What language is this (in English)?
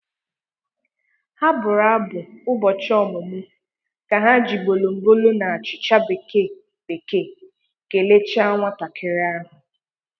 Igbo